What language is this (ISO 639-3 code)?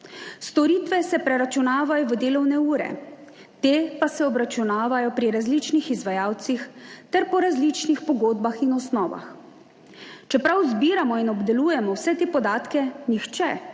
slv